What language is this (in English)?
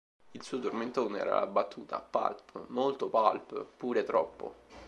Italian